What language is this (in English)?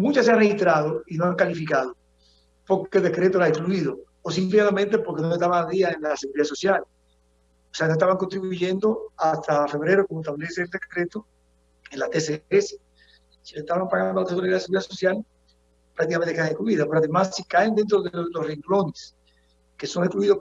Spanish